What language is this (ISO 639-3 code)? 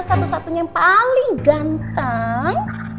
ind